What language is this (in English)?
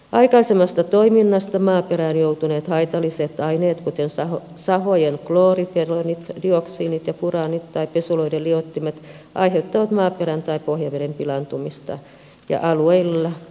Finnish